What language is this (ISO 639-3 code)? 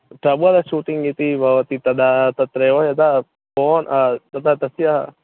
san